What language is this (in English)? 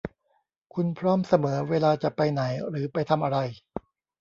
Thai